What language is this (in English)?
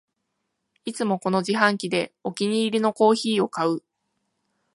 Japanese